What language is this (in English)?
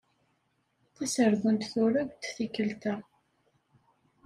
Kabyle